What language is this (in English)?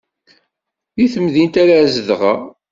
Kabyle